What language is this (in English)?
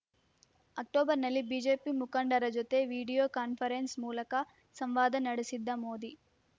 Kannada